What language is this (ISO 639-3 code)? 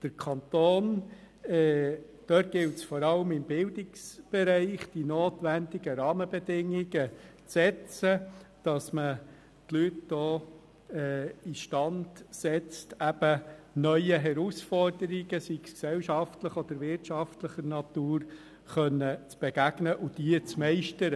gsw